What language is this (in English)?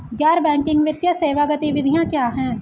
Hindi